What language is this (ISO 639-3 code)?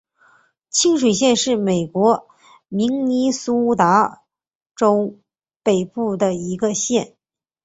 zho